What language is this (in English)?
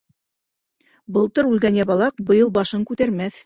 Bashkir